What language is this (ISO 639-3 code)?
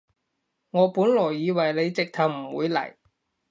yue